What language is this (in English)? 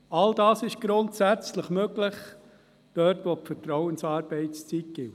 Swiss German